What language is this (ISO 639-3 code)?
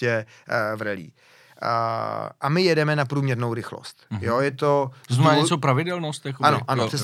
ces